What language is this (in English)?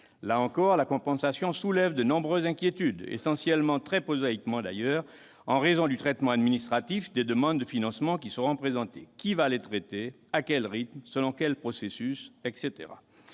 French